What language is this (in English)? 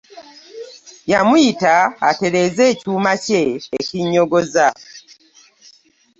Ganda